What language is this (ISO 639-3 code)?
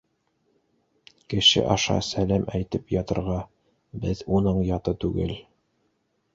bak